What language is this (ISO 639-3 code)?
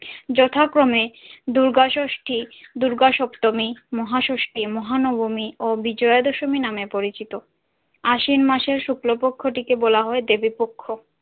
ben